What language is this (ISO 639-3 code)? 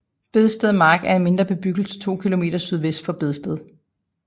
dan